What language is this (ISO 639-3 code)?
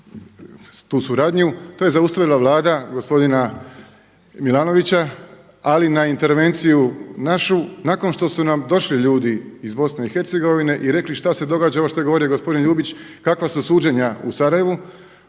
hrv